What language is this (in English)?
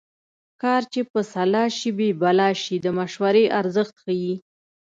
Pashto